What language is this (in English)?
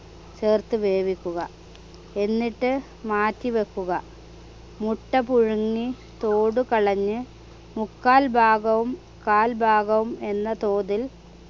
Malayalam